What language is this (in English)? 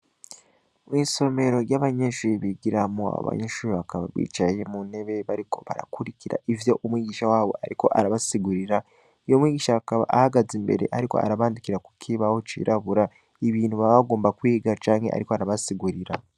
Rundi